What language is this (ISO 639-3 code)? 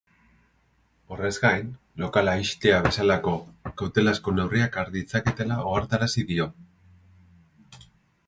eus